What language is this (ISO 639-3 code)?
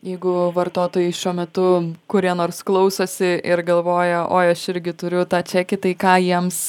lit